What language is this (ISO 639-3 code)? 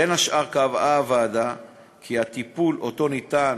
heb